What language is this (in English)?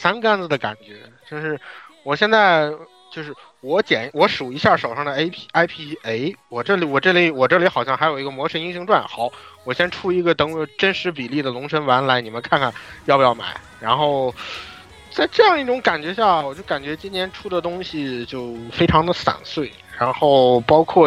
Chinese